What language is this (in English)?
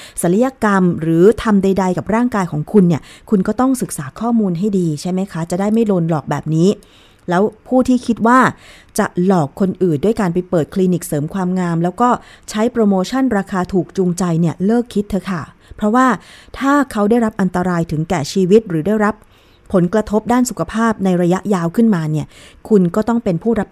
Thai